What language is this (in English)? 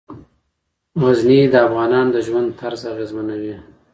Pashto